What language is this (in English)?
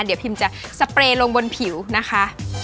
Thai